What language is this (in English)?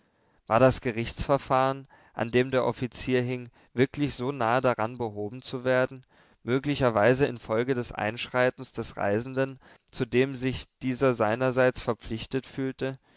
German